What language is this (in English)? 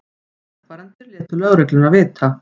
Icelandic